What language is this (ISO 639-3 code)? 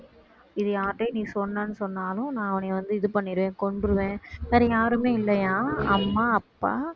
tam